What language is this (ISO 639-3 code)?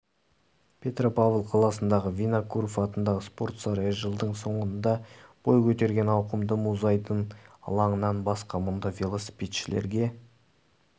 kaz